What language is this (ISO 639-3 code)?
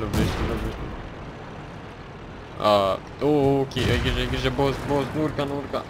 ron